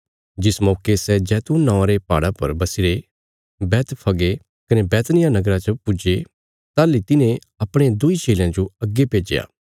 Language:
Bilaspuri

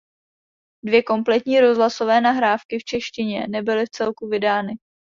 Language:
Czech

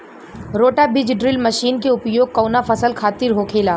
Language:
Bhojpuri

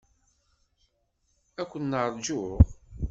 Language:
Kabyle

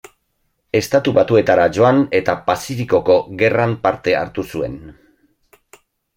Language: Basque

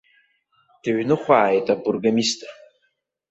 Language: Abkhazian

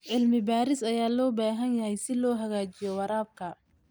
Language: Somali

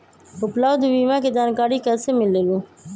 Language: Magahi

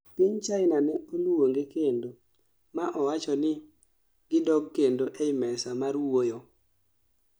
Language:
Luo (Kenya and Tanzania)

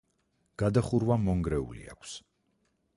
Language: Georgian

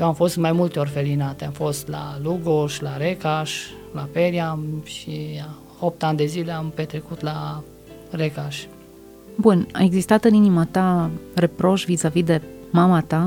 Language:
Romanian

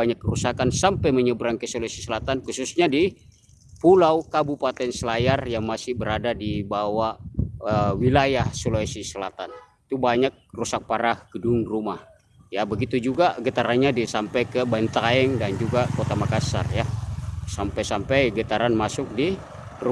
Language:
Indonesian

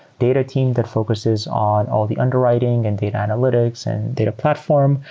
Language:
English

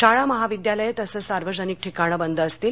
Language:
Marathi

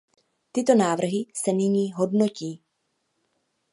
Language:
Czech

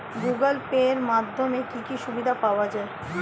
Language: Bangla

